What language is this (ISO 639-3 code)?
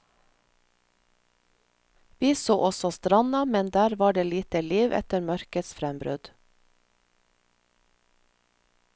nor